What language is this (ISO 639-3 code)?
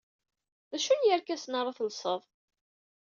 kab